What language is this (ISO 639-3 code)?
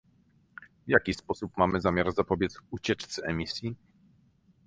pol